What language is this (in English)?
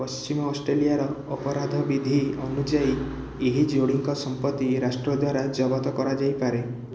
Odia